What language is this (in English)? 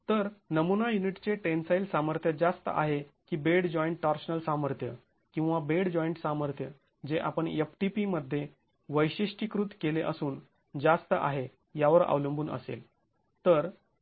Marathi